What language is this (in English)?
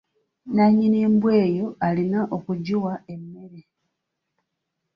Ganda